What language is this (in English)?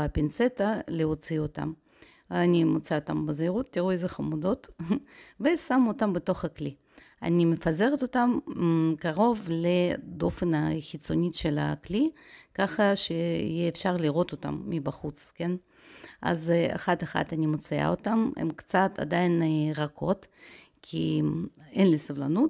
Hebrew